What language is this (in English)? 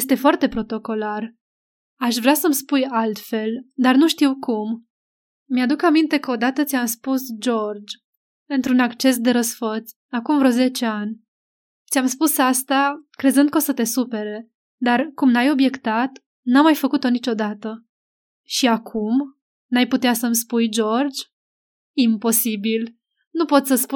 Romanian